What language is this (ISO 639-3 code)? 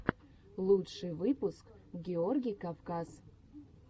rus